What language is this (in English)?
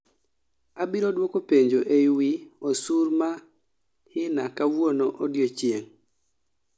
Luo (Kenya and Tanzania)